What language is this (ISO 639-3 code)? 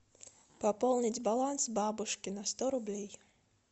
rus